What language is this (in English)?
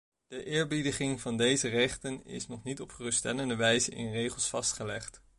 Dutch